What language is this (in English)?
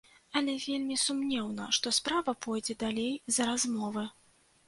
Belarusian